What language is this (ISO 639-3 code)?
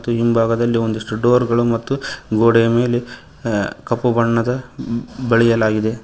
kan